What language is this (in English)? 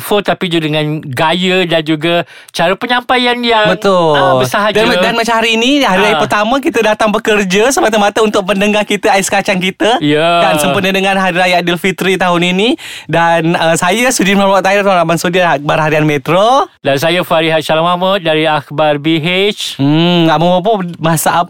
Malay